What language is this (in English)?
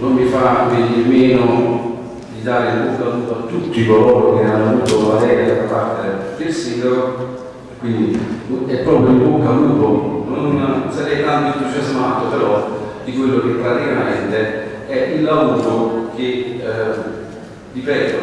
Italian